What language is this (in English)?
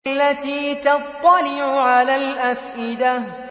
Arabic